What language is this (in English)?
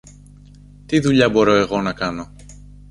Greek